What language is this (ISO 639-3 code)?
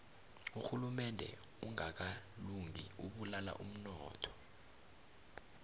nbl